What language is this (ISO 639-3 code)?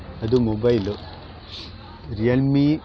kan